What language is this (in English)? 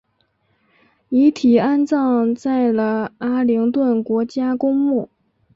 Chinese